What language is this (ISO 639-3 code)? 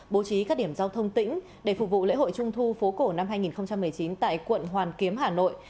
vie